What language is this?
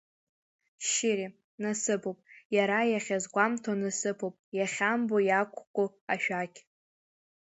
Abkhazian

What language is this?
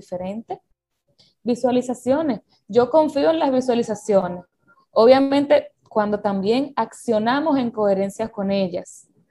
Spanish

